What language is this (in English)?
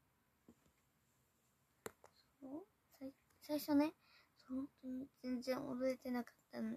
Japanese